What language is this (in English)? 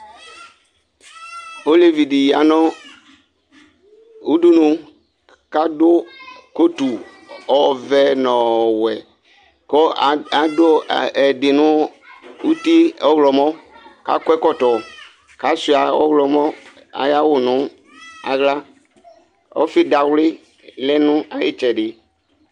Ikposo